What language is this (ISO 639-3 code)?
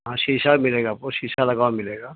urd